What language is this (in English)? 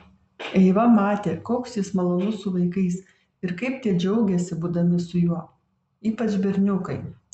Lithuanian